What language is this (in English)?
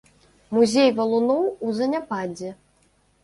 Belarusian